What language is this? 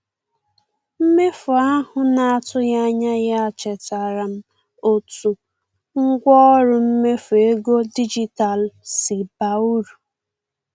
Igbo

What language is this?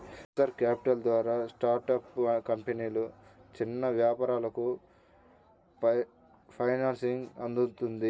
Telugu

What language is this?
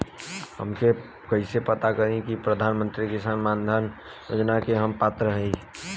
Bhojpuri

